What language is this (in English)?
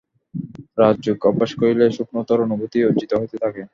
Bangla